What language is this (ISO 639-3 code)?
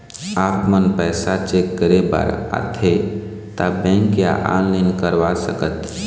hne